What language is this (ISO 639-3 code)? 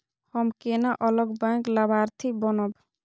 mai